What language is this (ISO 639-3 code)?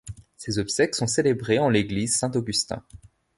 fra